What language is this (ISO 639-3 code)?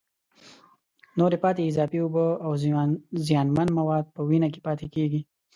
pus